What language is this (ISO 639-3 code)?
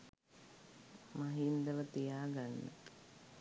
sin